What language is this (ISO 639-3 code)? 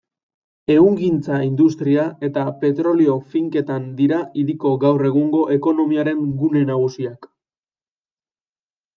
eus